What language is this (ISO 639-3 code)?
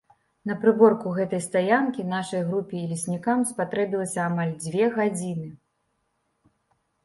bel